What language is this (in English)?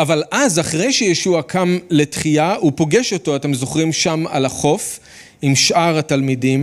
Hebrew